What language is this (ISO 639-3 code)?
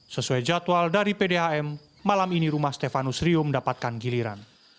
ind